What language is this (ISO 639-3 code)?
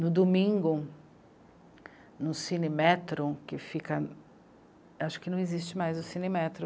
por